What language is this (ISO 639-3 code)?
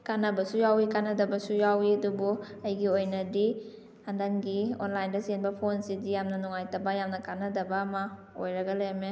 mni